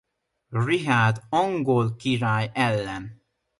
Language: Hungarian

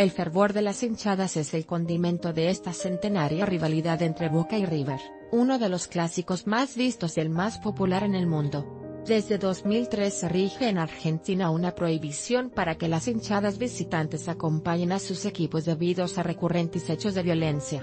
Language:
Spanish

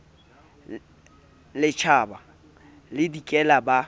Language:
Southern Sotho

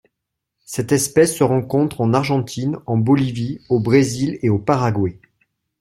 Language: French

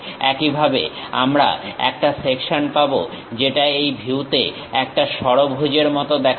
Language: Bangla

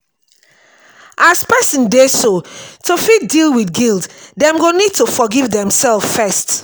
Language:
Nigerian Pidgin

